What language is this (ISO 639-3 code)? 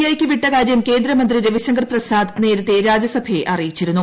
mal